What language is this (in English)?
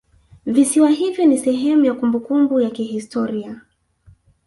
Swahili